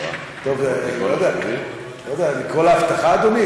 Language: Hebrew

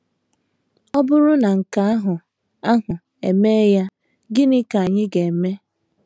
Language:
Igbo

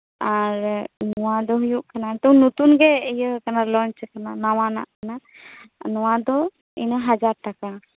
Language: Santali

